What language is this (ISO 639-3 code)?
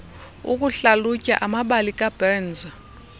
xho